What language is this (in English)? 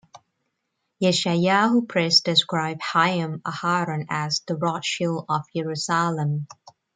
English